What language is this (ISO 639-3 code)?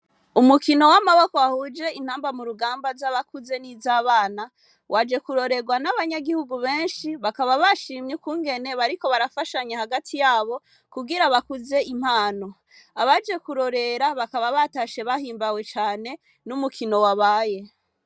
run